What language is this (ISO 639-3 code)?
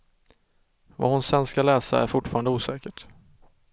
swe